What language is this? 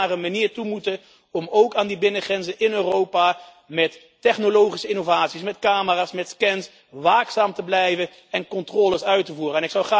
Dutch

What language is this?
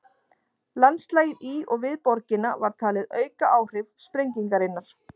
Icelandic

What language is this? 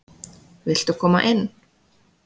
Icelandic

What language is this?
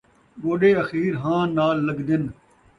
Saraiki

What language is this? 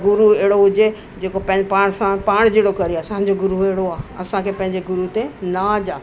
Sindhi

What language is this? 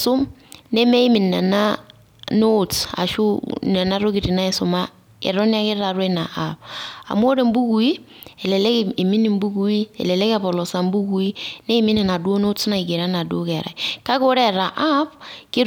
Masai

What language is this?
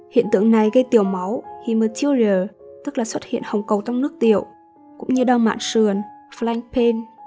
Vietnamese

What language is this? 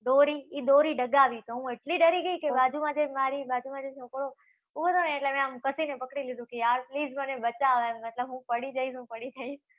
Gujarati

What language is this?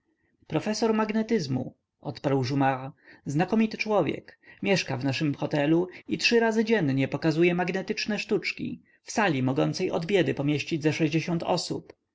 Polish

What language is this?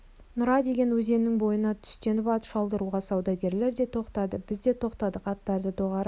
Kazakh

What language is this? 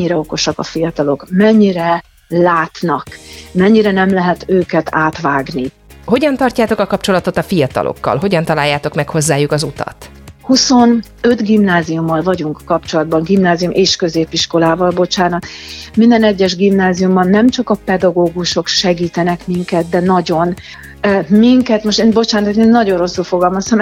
Hungarian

